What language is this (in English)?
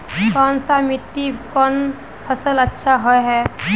Magahi